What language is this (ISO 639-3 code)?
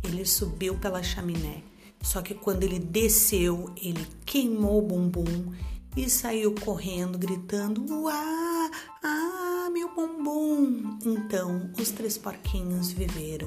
por